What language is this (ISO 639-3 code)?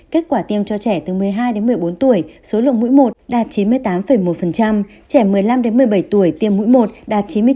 vie